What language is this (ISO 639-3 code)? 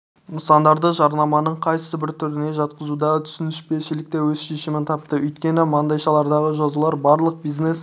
kaz